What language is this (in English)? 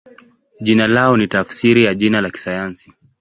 Swahili